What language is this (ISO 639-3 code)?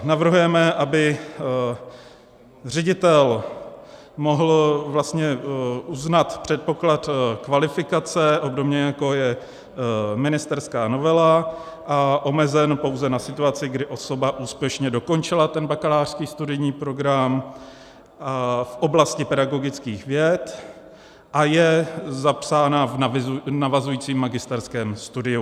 ces